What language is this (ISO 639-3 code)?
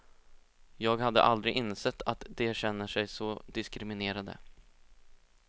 swe